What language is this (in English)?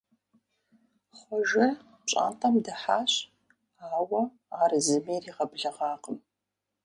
Kabardian